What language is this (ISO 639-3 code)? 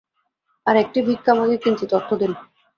ben